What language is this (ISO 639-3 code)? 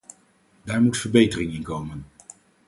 nld